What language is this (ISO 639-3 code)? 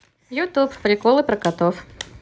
rus